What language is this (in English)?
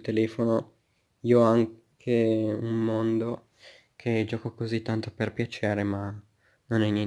Italian